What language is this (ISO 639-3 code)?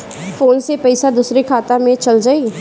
bho